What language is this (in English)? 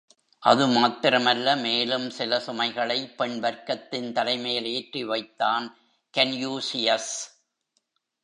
Tamil